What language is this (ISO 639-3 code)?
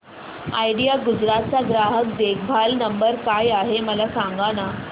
mar